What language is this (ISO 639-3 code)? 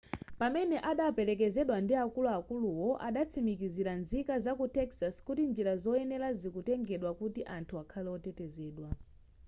nya